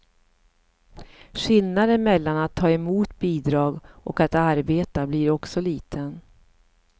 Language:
Swedish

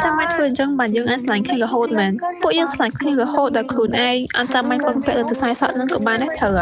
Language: Thai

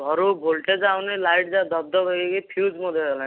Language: Odia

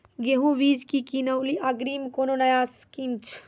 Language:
Maithili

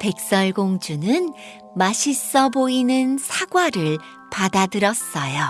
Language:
Korean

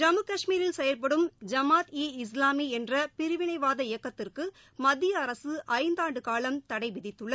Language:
Tamil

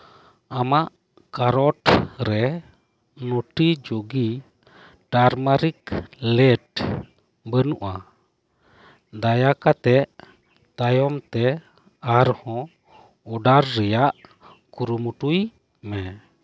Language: Santali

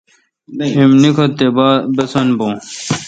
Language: Kalkoti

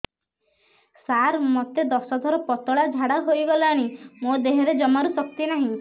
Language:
Odia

